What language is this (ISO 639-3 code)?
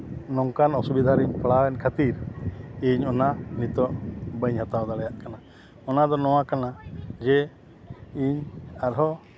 sat